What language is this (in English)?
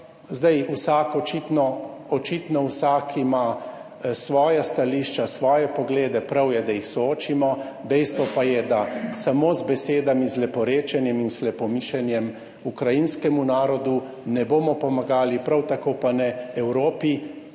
Slovenian